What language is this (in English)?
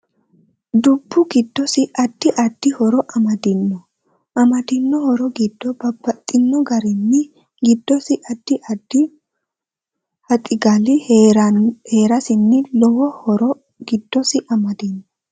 Sidamo